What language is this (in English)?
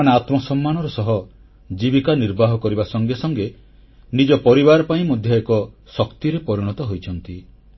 Odia